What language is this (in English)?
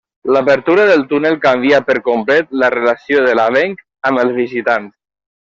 Catalan